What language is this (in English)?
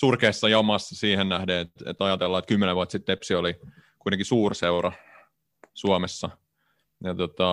Finnish